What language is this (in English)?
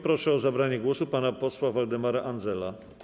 Polish